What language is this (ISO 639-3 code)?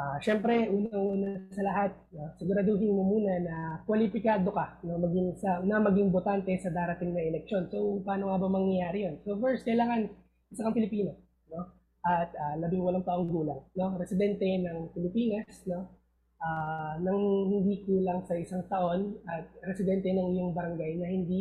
fil